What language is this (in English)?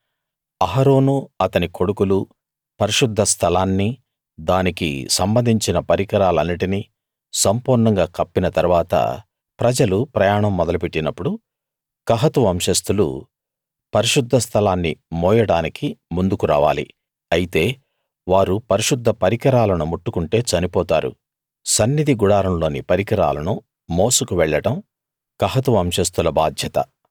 Telugu